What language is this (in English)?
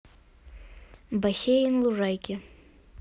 Russian